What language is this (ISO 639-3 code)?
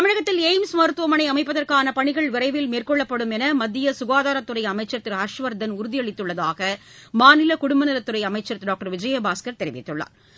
tam